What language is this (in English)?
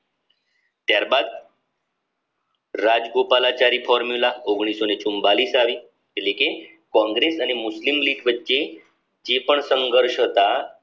Gujarati